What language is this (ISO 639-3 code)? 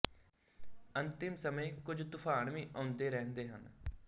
pan